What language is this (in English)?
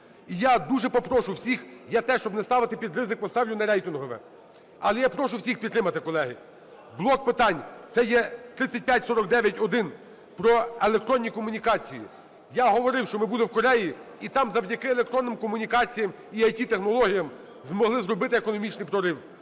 Ukrainian